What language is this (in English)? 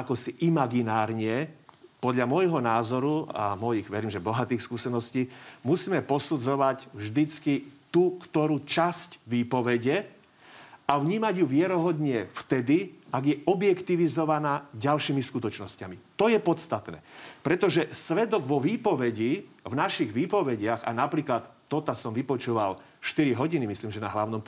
Slovak